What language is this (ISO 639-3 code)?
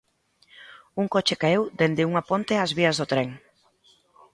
glg